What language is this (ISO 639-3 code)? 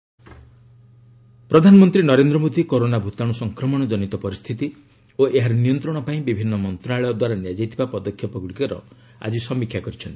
ori